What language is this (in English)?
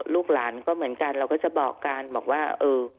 Thai